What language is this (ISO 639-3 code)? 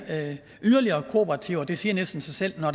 dan